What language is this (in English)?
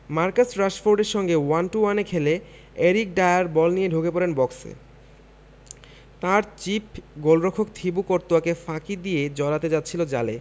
Bangla